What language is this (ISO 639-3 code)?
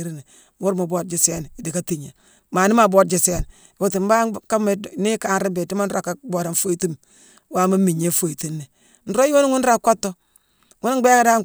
msw